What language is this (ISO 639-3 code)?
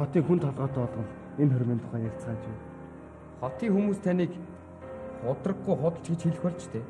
tur